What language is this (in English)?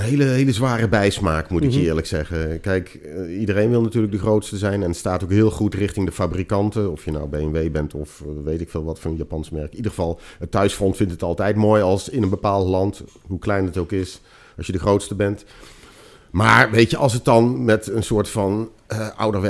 Dutch